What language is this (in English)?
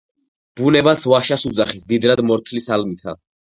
Georgian